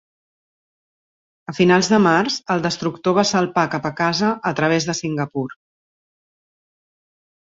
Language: Catalan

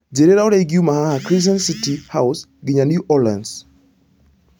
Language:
Kikuyu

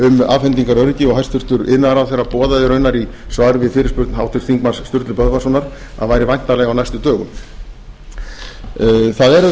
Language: Icelandic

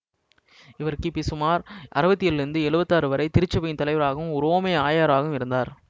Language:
Tamil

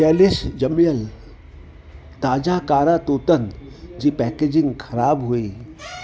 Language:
Sindhi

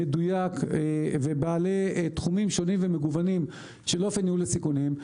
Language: Hebrew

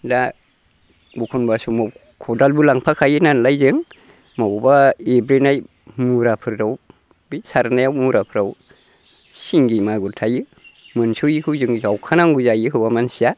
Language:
Bodo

